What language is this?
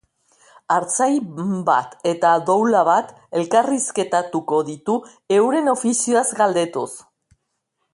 Basque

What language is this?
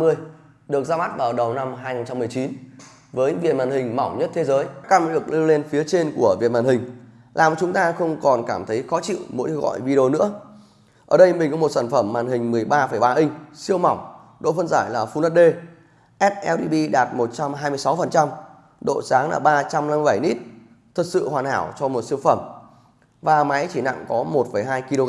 Vietnamese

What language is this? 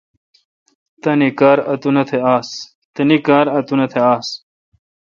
Kalkoti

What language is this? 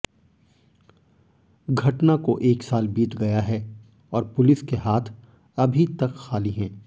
Hindi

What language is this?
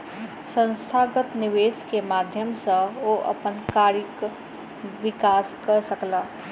Maithili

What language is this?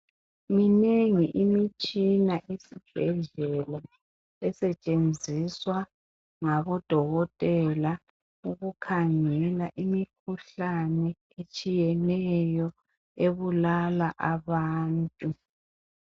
North Ndebele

